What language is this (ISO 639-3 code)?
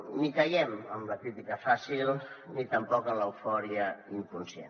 cat